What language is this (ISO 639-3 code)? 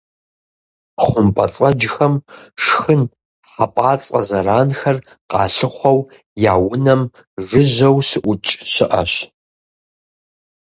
kbd